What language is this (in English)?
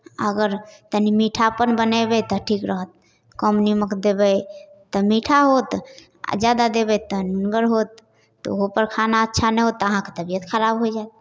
Maithili